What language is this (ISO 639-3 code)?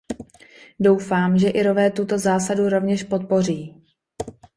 ces